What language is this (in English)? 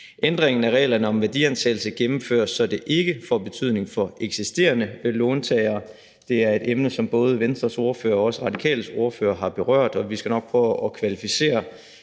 Danish